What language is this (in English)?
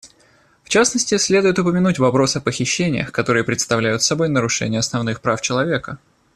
Russian